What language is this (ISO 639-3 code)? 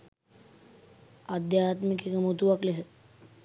sin